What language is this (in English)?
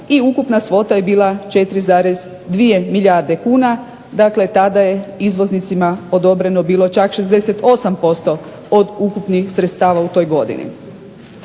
Croatian